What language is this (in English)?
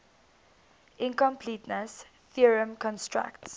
English